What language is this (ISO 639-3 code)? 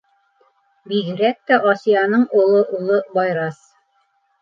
bak